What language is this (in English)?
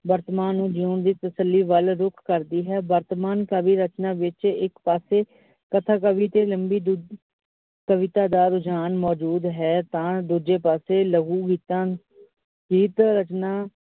Punjabi